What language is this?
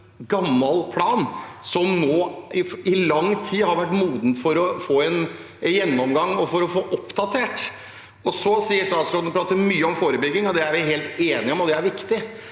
Norwegian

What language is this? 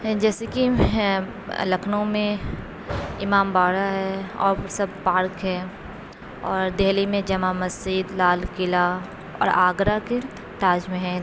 Urdu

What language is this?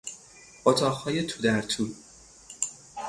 Persian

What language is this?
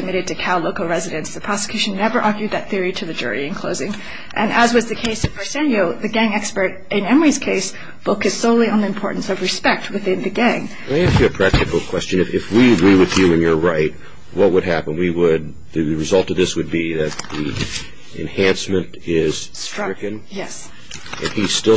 English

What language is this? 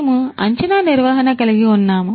Telugu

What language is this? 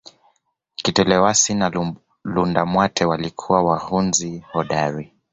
Swahili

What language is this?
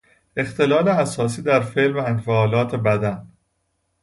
Persian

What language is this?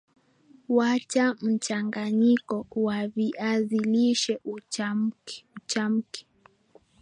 Swahili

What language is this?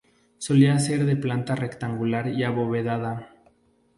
Spanish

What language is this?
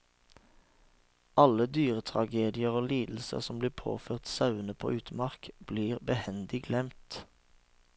Norwegian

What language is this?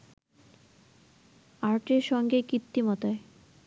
Bangla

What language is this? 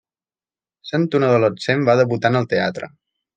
Catalan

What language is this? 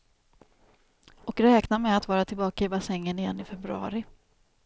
Swedish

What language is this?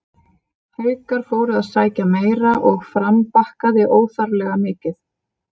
Icelandic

